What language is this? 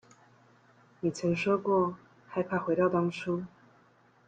Chinese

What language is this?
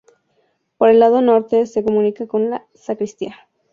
Spanish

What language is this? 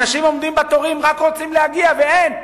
Hebrew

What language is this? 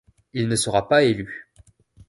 French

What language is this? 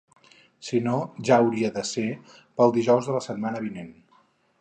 Catalan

